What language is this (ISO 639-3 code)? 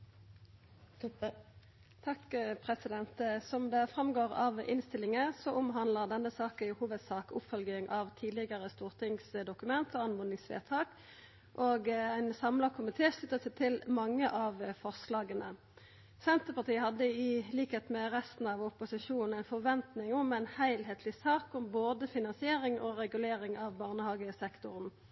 nno